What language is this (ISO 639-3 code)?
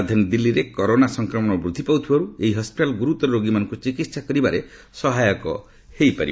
ori